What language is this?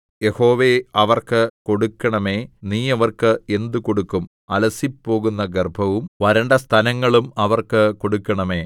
Malayalam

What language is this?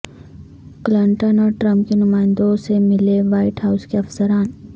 Urdu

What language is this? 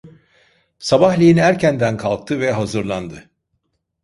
Turkish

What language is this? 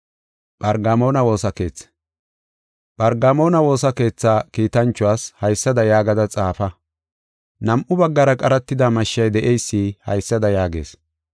Gofa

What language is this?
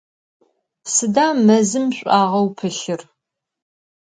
Adyghe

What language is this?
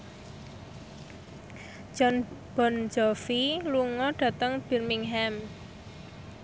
Javanese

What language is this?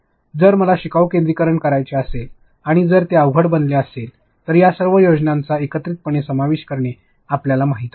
Marathi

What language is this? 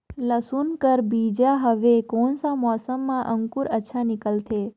Chhattisgarhi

